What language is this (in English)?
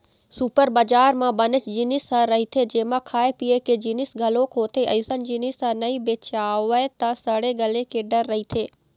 Chhattisgarhi